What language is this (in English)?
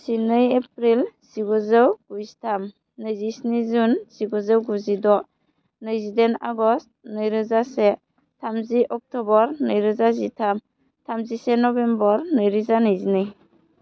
Bodo